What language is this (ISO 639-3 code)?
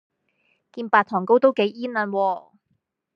yue